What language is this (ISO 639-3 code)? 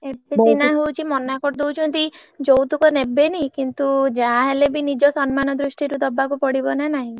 ori